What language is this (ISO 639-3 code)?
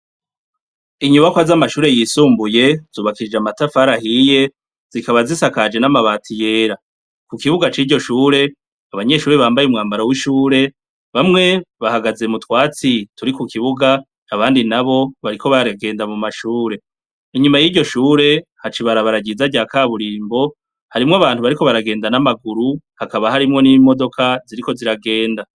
run